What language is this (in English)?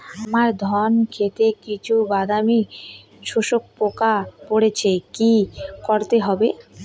Bangla